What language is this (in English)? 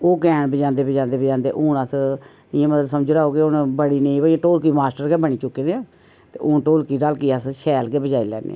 Dogri